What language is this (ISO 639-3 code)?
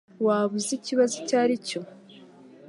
kin